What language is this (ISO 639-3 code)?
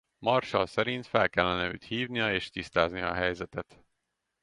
hun